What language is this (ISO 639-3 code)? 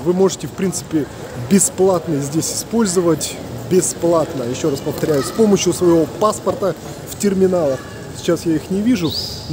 rus